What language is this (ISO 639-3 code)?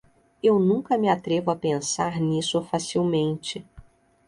por